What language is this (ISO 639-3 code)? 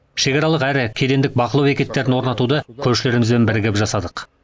kaz